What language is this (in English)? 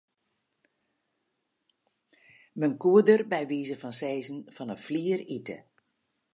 Western Frisian